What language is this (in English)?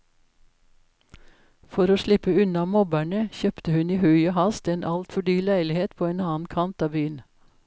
Norwegian